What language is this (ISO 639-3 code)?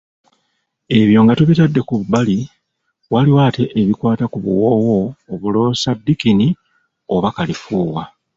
lug